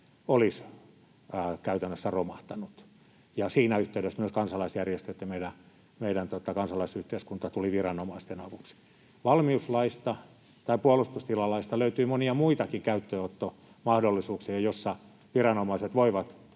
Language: Finnish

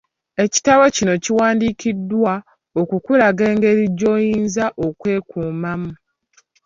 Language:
Ganda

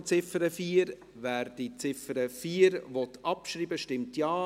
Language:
Swiss German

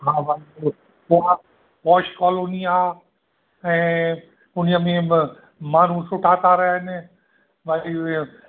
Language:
Sindhi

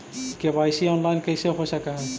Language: Magahi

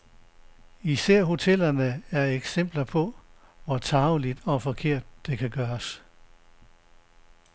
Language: Danish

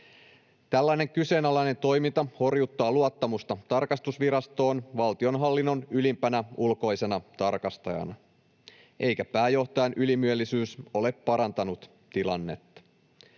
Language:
Finnish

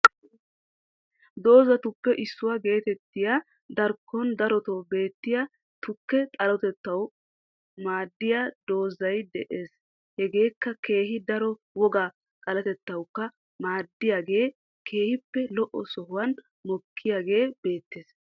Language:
Wolaytta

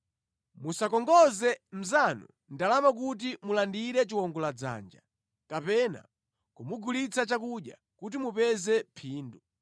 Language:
Nyanja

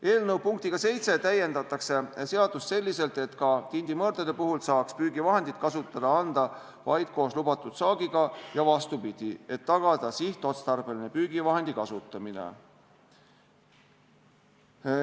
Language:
Estonian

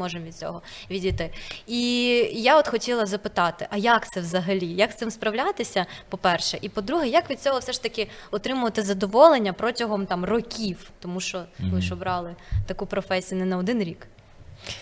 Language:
Ukrainian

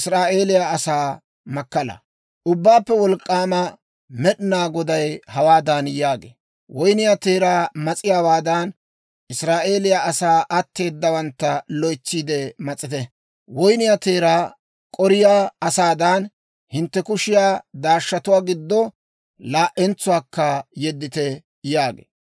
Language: Dawro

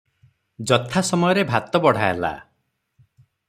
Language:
Odia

